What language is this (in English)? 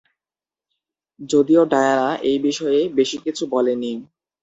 Bangla